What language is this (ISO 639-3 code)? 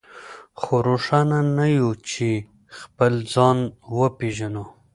pus